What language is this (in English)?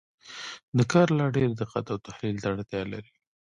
Pashto